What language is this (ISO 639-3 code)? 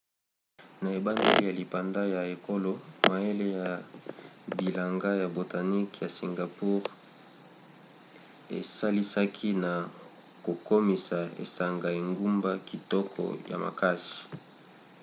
lin